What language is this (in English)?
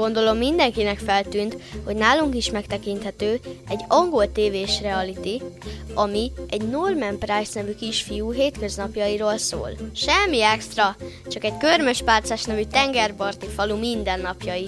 Hungarian